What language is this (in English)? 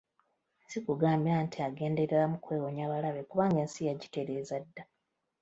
Ganda